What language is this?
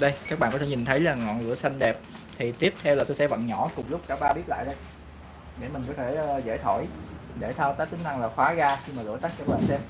Vietnamese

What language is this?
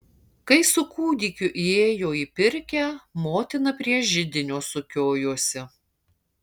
Lithuanian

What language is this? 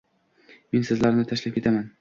Uzbek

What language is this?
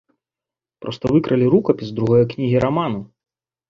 Belarusian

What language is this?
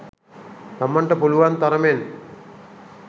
Sinhala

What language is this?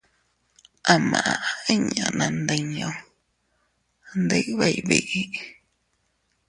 Teutila Cuicatec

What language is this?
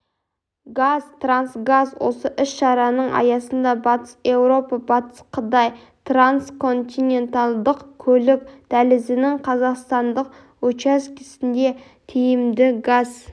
Kazakh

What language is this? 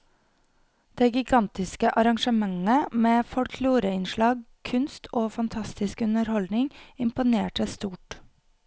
Norwegian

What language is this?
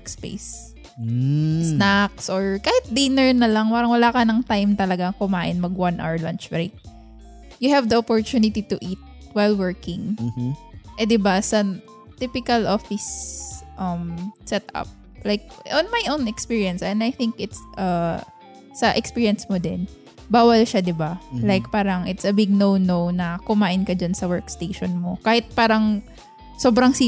Filipino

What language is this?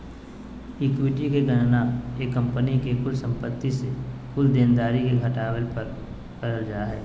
Magahi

